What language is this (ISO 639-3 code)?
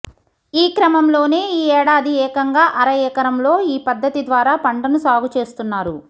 tel